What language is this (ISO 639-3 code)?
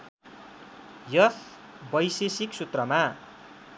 nep